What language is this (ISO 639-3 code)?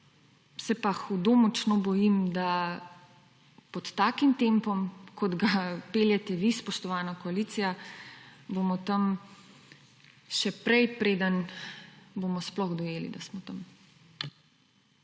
slv